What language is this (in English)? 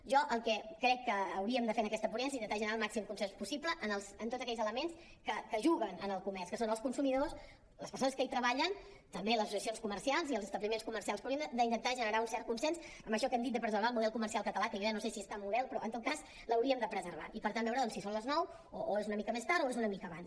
Catalan